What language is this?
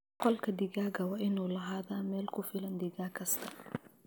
Somali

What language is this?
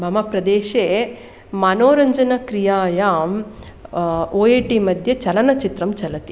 Sanskrit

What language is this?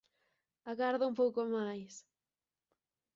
Galician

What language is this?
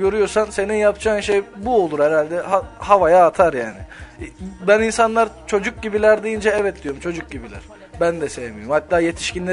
Turkish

